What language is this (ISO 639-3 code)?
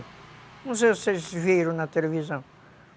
por